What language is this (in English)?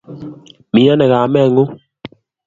Kalenjin